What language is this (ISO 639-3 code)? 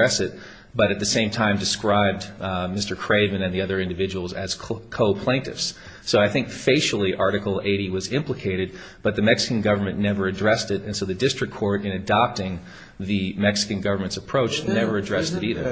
eng